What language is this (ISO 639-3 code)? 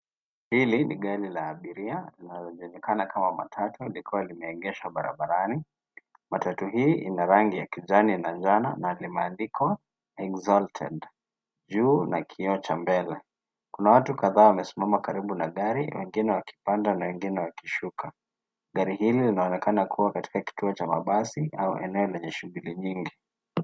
swa